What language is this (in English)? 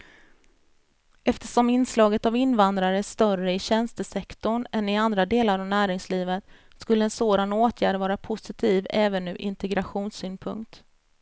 Swedish